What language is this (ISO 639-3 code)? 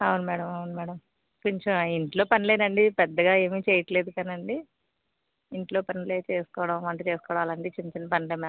tel